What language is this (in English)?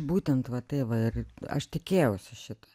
Lithuanian